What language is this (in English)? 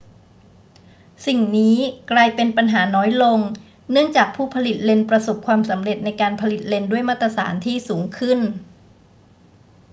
Thai